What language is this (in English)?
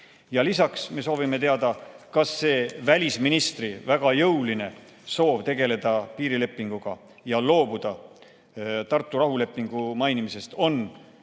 Estonian